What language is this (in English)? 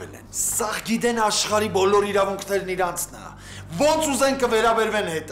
Turkish